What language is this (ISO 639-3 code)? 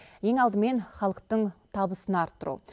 kaz